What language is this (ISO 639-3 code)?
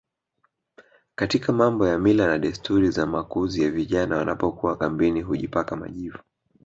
swa